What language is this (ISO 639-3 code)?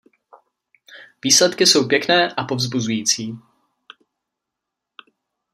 ces